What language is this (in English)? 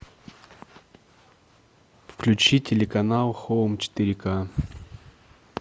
Russian